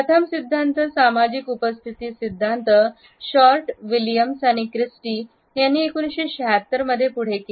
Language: Marathi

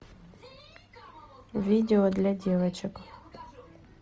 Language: Russian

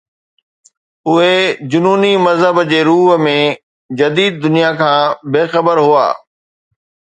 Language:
Sindhi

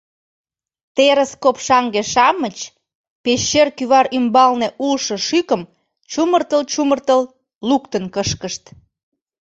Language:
Mari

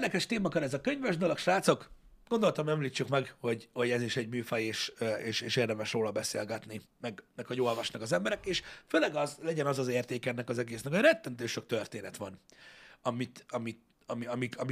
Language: Hungarian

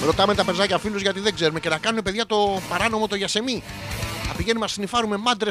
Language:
Greek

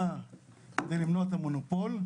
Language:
Hebrew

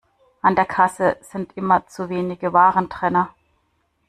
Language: German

